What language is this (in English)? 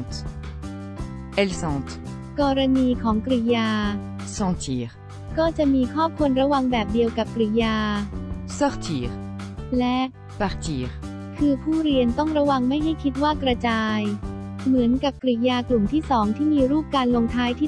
Thai